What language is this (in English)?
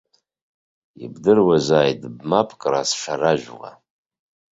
Abkhazian